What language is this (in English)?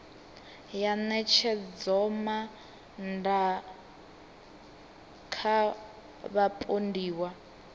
Venda